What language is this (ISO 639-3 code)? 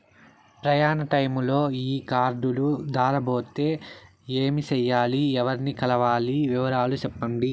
tel